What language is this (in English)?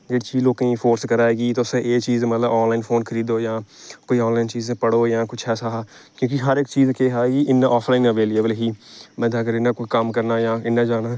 Dogri